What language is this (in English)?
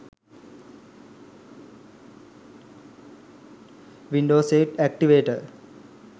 Sinhala